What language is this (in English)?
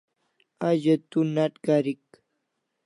Kalasha